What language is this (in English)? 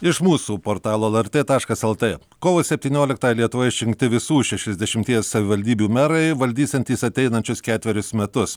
Lithuanian